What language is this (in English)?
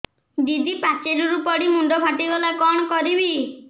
Odia